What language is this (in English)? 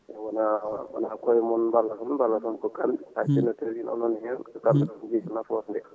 Fula